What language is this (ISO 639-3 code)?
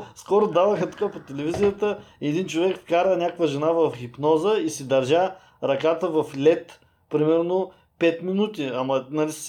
bul